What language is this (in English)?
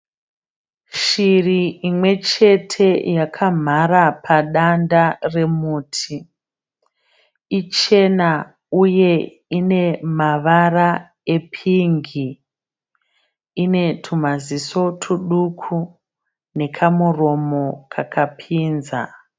Shona